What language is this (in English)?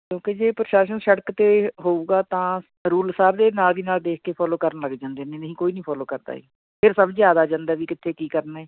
Punjabi